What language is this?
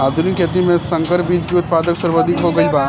Bhojpuri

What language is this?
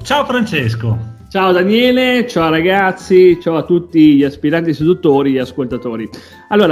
Italian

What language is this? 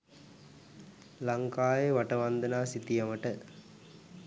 Sinhala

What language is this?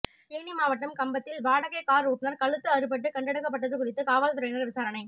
Tamil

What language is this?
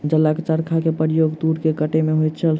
Maithili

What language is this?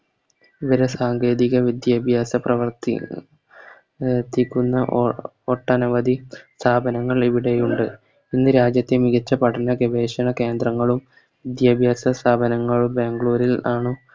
Malayalam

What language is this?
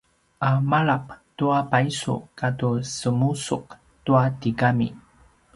Paiwan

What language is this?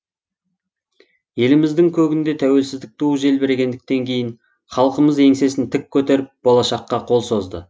Kazakh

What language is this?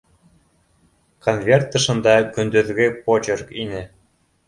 Bashkir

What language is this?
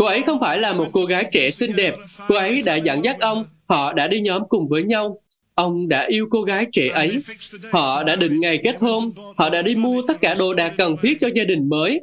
Vietnamese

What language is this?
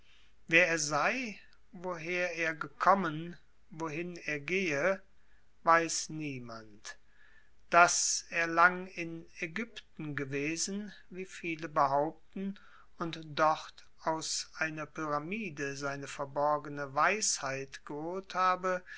German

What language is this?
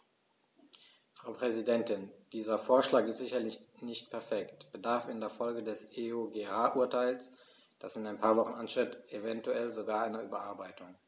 German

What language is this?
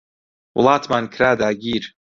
Central Kurdish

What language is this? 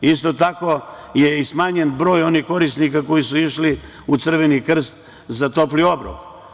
Serbian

